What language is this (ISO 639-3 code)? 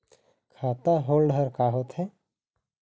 hne